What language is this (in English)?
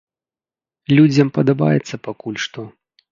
Belarusian